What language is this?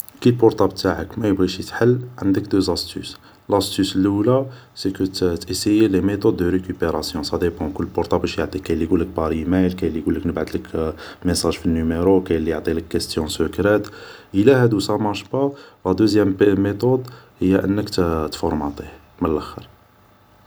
Algerian Arabic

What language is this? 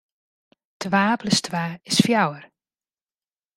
Western Frisian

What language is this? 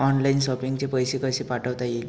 Marathi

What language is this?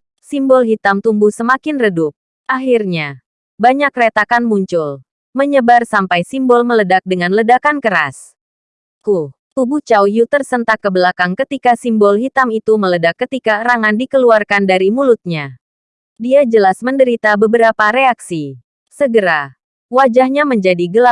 Indonesian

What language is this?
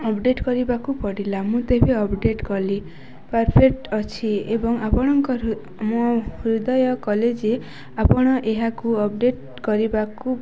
Odia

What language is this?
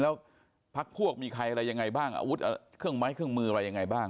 Thai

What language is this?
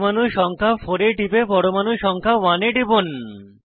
Bangla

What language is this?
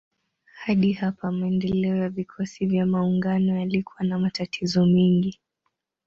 Swahili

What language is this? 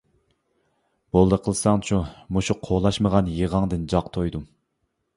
Uyghur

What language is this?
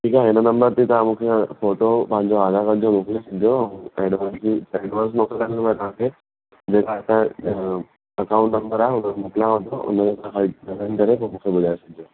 Sindhi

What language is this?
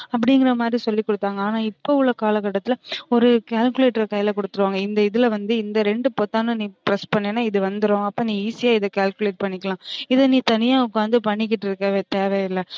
Tamil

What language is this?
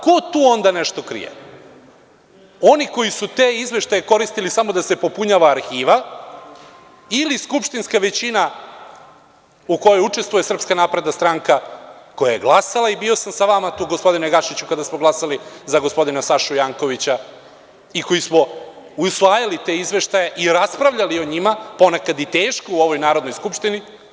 Serbian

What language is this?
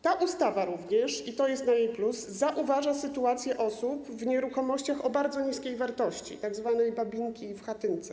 Polish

